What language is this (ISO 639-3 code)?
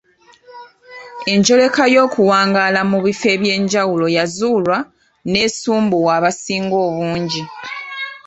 lug